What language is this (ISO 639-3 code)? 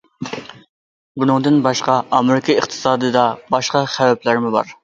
uig